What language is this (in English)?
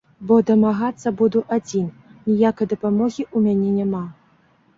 Belarusian